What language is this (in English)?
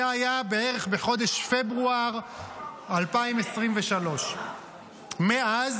Hebrew